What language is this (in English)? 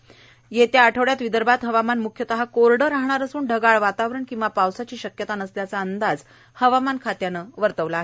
Marathi